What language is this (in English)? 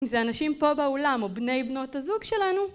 Hebrew